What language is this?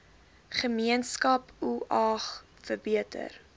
Afrikaans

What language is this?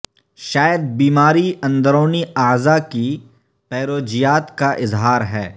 Urdu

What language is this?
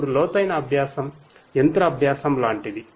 Telugu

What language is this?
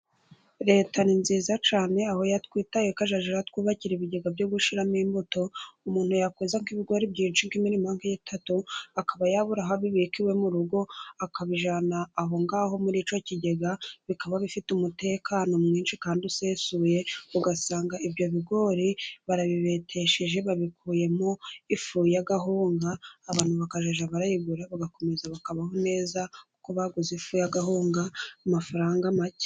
Kinyarwanda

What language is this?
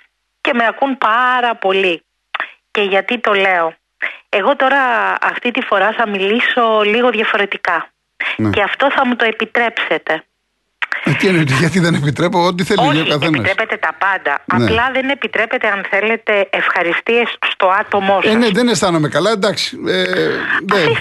Greek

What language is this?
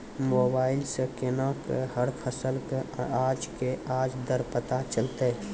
Maithili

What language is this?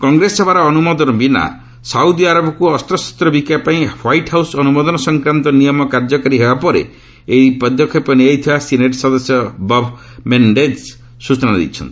Odia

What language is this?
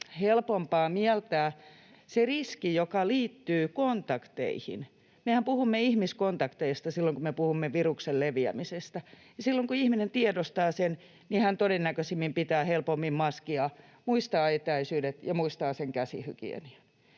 Finnish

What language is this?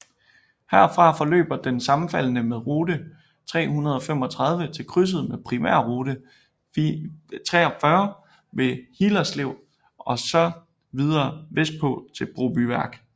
Danish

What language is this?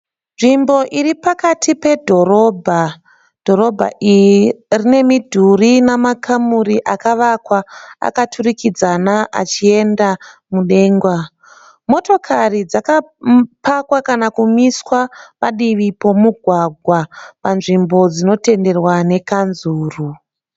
Shona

